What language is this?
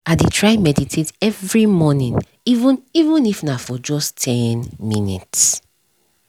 Nigerian Pidgin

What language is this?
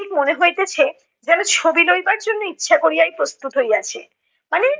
Bangla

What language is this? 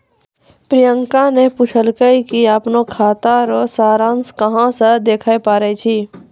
Maithili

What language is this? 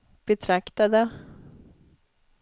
Swedish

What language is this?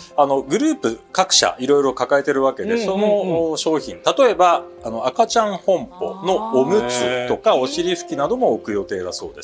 Japanese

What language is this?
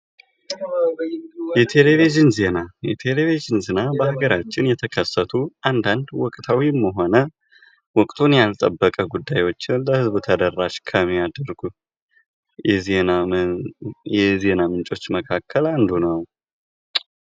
Amharic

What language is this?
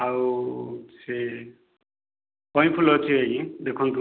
Odia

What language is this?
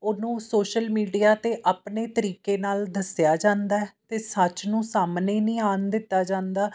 Punjabi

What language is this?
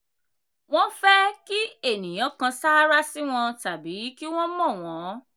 Yoruba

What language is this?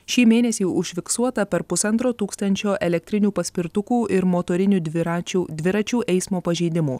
Lithuanian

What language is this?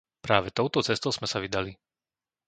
Slovak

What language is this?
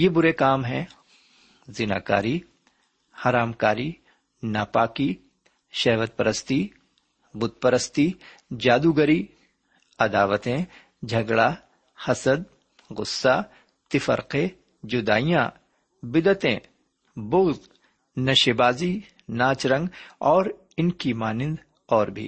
Urdu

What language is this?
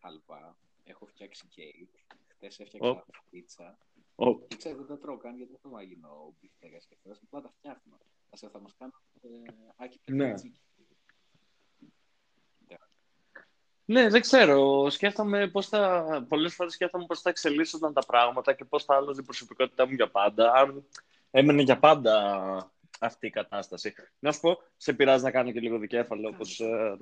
Greek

